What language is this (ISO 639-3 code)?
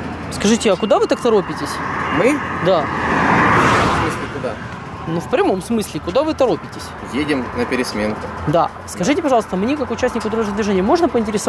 rus